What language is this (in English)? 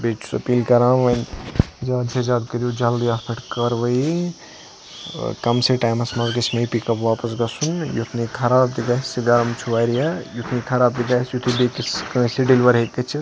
Kashmiri